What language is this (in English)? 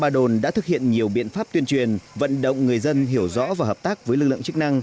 Vietnamese